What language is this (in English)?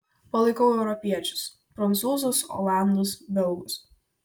Lithuanian